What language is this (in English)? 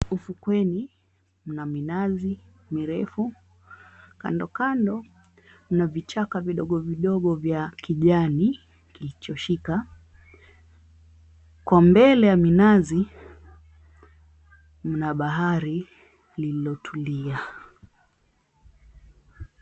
Swahili